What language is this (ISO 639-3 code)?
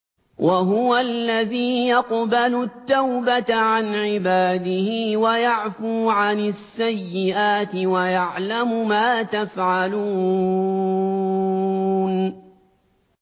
ara